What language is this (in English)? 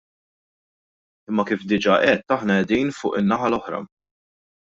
Maltese